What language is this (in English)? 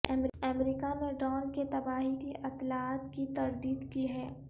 Urdu